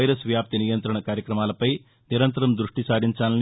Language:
Telugu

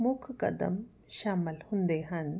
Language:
Punjabi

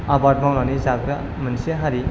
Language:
Bodo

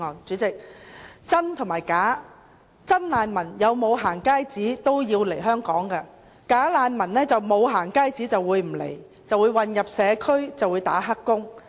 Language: Cantonese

